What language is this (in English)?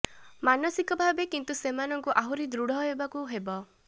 Odia